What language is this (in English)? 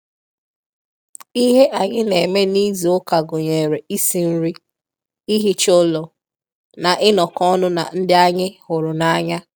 Igbo